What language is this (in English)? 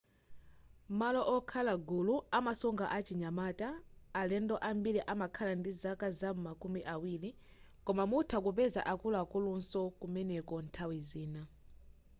Nyanja